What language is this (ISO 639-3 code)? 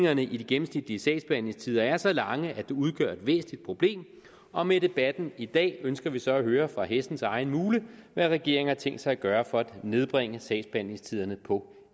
dan